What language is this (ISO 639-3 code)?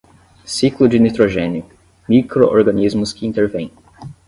por